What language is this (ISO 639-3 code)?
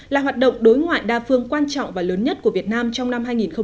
vie